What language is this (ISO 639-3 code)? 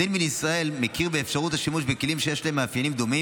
heb